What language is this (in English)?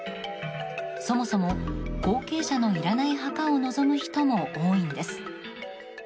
Japanese